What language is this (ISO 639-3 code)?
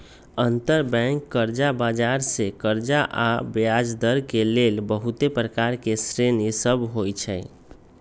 mag